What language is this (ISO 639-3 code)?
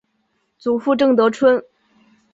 zho